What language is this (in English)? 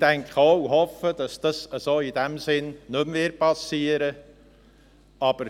Swiss German